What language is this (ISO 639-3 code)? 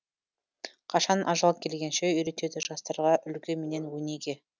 kaz